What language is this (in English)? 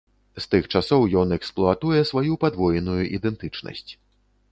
Belarusian